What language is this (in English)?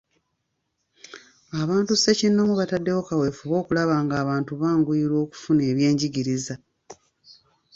Ganda